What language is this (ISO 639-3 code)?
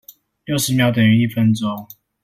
zho